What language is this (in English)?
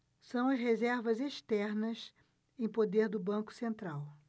Portuguese